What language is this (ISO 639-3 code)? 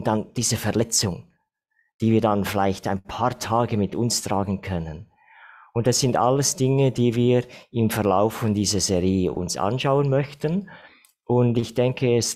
deu